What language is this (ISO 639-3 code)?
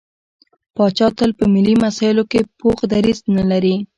pus